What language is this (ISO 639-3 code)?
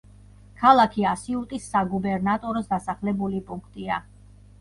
kat